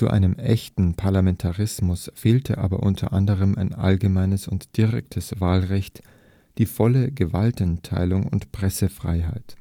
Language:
German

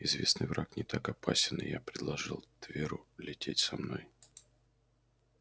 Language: Russian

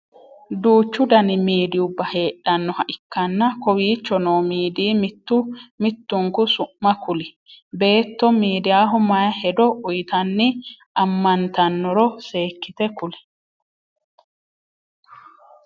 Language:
Sidamo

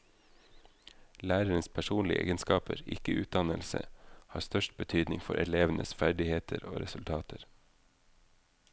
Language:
Norwegian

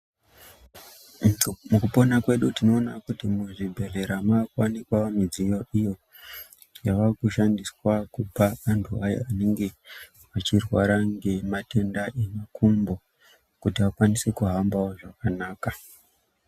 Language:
Ndau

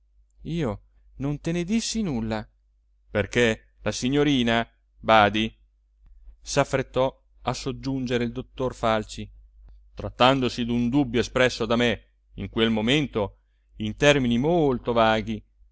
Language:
Italian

